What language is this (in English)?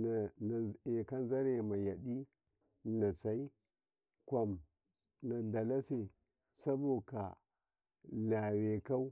Karekare